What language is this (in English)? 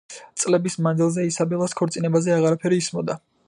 Georgian